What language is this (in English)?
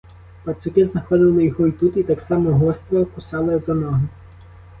Ukrainian